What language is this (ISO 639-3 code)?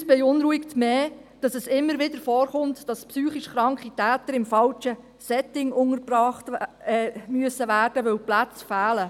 gsw